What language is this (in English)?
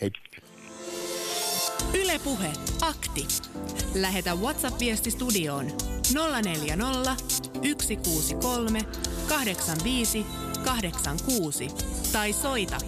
Finnish